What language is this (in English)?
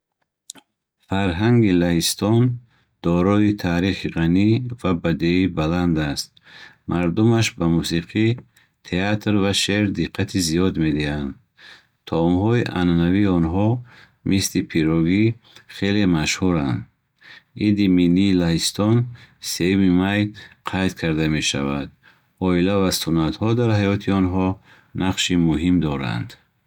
Bukharic